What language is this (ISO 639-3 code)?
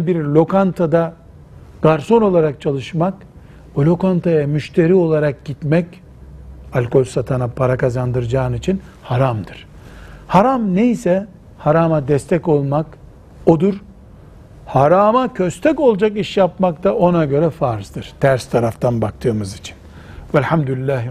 tur